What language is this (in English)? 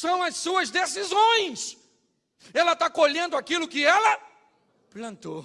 Portuguese